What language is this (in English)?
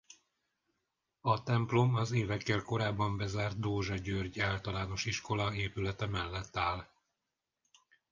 Hungarian